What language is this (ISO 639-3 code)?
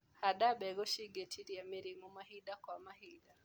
kik